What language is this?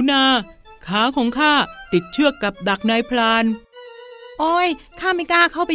Thai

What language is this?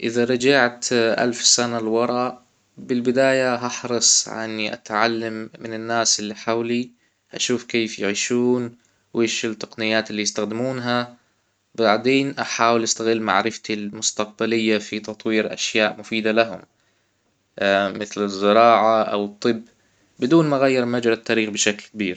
Hijazi Arabic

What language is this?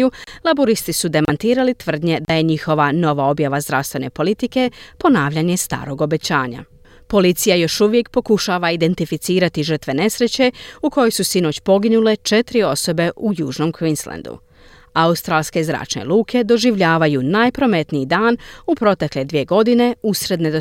Croatian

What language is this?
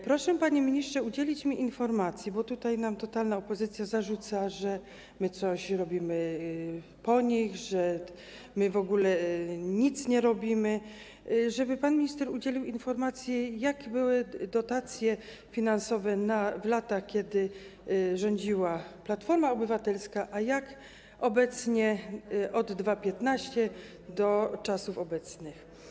Polish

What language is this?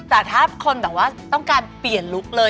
Thai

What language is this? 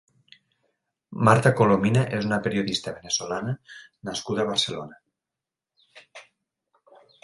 Catalan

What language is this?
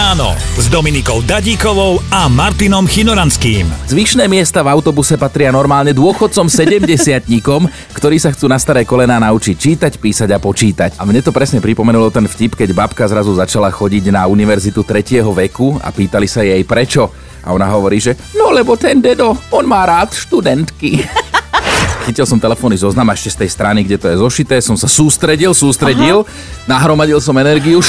Slovak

